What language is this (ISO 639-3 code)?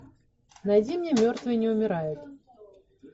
rus